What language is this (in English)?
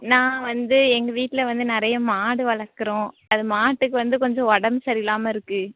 Tamil